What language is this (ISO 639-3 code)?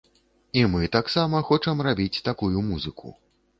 bel